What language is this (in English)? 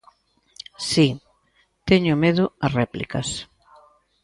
Galician